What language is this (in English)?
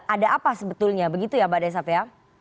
Indonesian